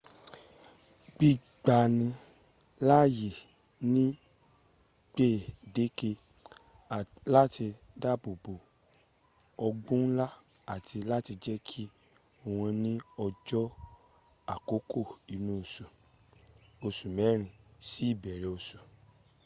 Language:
Yoruba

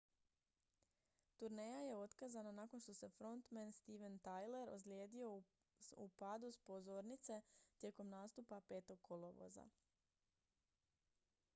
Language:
Croatian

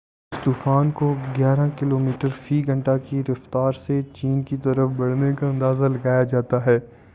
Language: Urdu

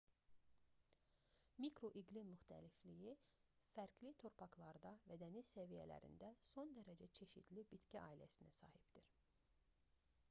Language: Azerbaijani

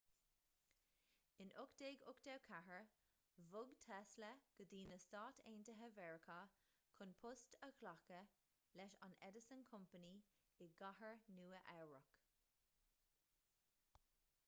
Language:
Irish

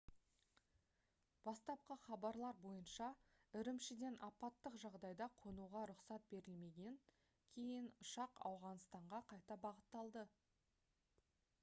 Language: Kazakh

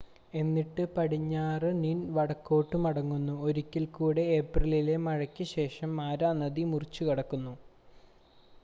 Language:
Malayalam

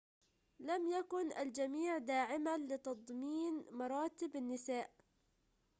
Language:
Arabic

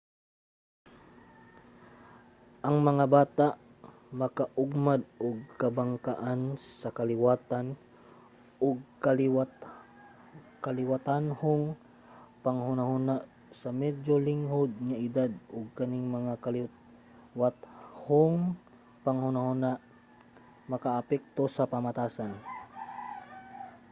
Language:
Cebuano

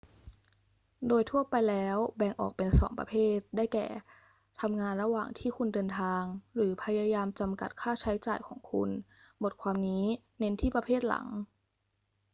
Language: Thai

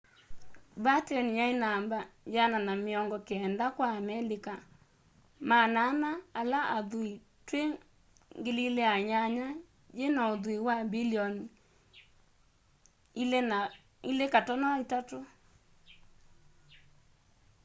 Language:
Kamba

